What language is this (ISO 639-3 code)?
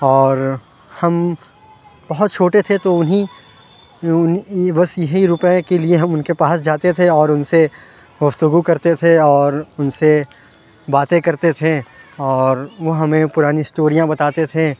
urd